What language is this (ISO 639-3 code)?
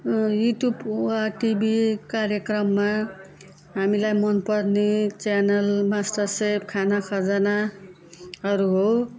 nep